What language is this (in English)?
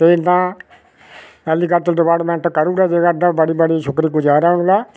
Dogri